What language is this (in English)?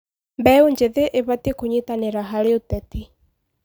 Kikuyu